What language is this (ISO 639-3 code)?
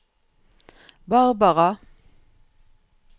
nor